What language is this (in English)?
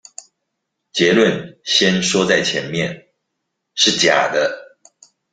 Chinese